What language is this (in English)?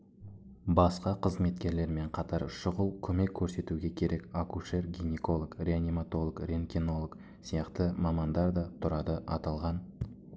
Kazakh